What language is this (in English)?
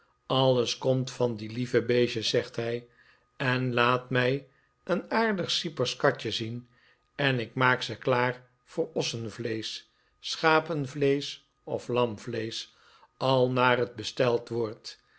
Dutch